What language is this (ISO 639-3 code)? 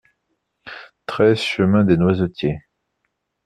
fra